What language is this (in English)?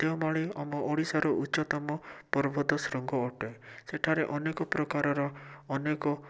Odia